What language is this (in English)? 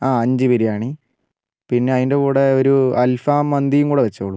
Malayalam